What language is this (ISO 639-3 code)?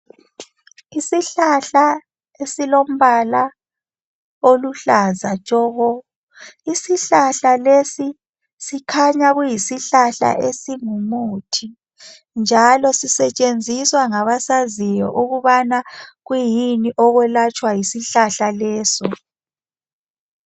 nde